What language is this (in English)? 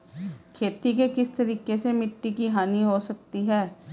Hindi